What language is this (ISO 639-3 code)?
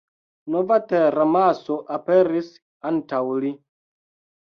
epo